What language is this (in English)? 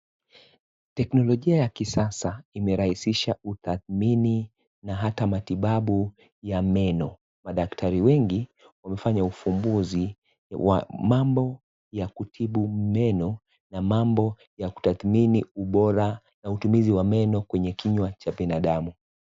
Swahili